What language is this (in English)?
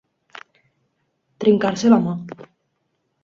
Catalan